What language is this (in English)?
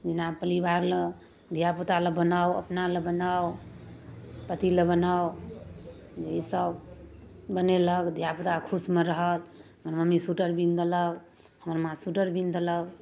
Maithili